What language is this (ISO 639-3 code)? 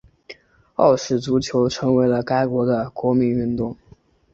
zho